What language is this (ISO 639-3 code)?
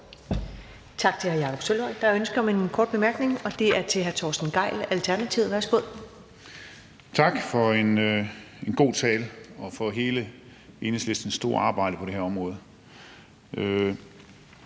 dan